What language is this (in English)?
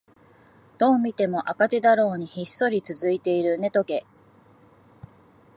Japanese